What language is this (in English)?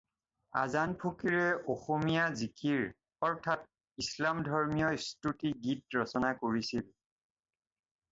Assamese